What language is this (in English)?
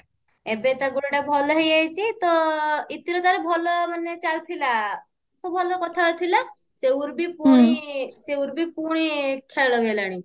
Odia